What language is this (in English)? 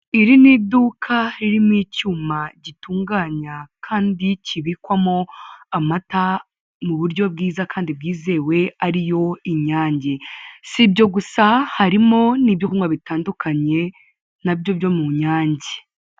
Kinyarwanda